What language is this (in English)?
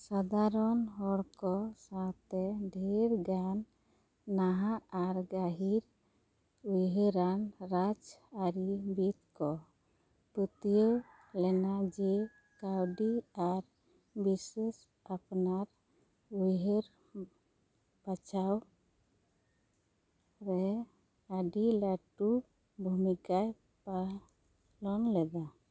Santali